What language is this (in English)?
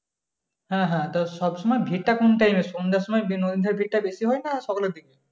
Bangla